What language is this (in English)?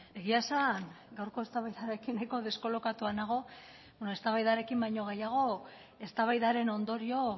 Basque